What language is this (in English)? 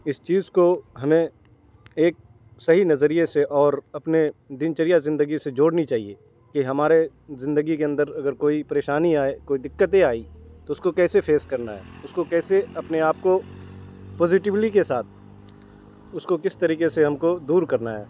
Urdu